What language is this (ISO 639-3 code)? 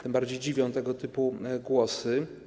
pol